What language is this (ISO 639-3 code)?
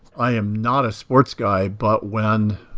eng